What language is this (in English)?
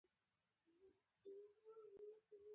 Pashto